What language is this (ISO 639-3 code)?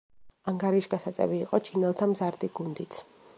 kat